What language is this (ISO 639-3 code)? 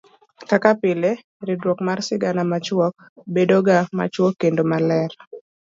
luo